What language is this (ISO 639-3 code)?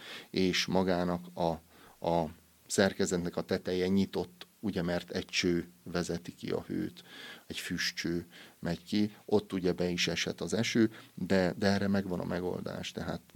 hun